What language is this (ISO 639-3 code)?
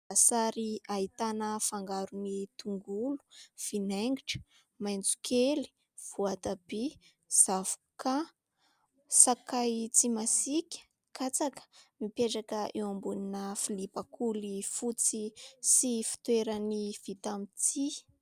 mlg